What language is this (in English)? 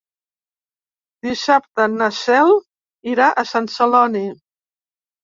Catalan